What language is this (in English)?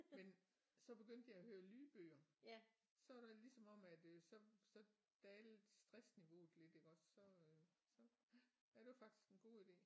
Danish